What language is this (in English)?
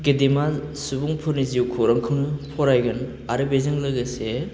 Bodo